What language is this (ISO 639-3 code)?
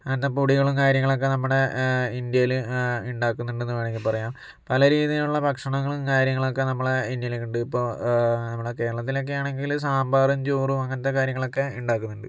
mal